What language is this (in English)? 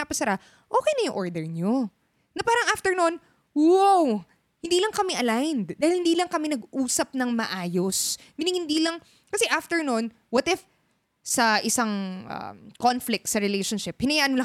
Filipino